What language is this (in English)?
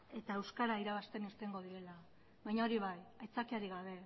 Basque